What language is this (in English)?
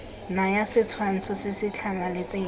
Tswana